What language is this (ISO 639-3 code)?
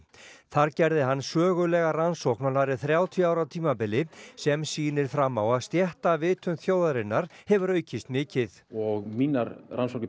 isl